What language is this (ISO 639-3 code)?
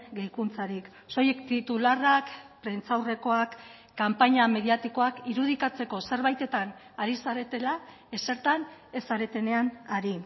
eus